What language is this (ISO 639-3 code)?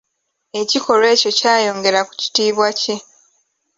lug